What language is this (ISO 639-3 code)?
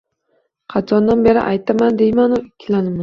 uzb